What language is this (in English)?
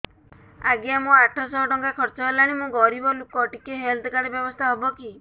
Odia